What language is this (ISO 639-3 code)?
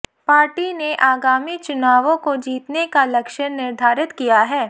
hin